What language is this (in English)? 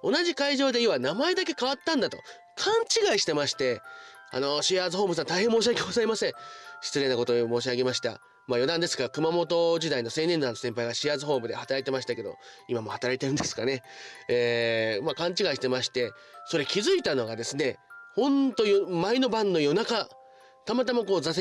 Japanese